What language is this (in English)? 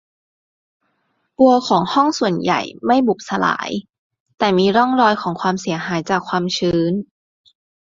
Thai